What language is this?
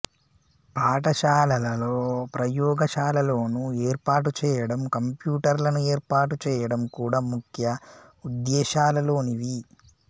Telugu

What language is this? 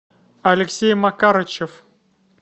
Russian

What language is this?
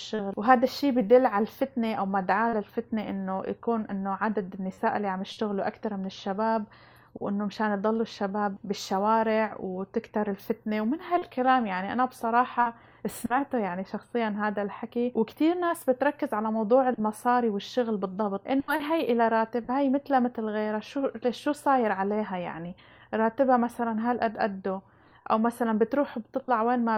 Arabic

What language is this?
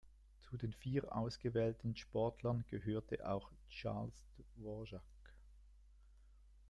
German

